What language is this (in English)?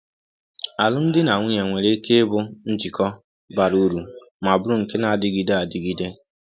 Igbo